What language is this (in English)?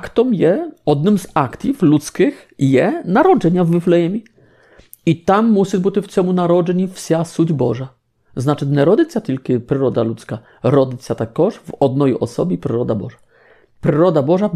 Polish